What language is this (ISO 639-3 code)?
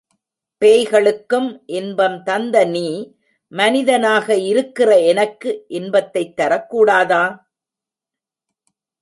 tam